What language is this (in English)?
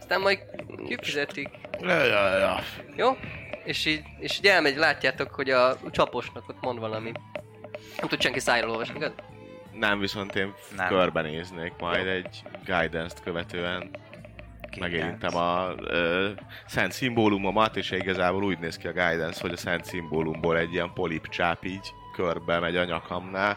Hungarian